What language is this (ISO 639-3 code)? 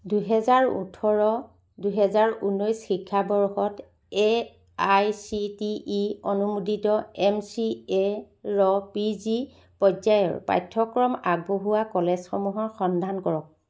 asm